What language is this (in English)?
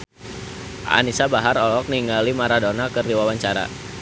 Sundanese